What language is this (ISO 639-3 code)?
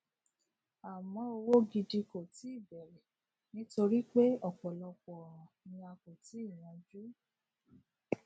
yor